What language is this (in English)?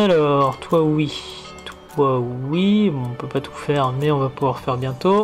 French